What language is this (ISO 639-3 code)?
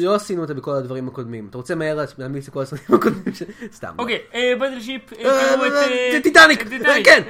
heb